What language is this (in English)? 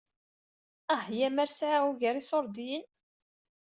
Kabyle